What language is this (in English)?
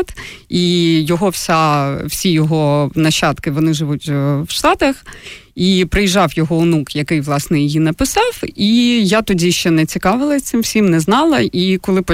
Ukrainian